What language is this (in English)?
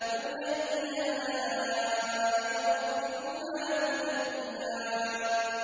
Arabic